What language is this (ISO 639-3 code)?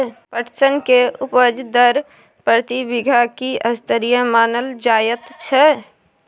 mai